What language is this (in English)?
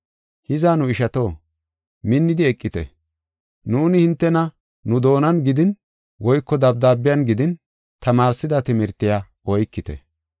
Gofa